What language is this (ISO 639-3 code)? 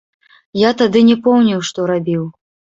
bel